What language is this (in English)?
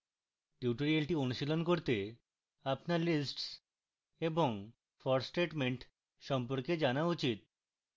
Bangla